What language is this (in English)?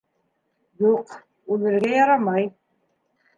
Bashkir